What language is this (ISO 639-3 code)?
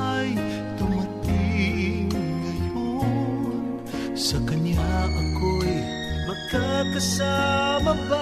fil